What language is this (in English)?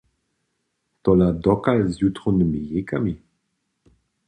Upper Sorbian